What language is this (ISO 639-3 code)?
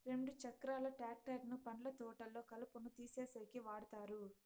tel